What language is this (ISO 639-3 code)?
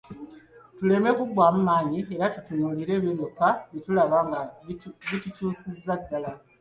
lug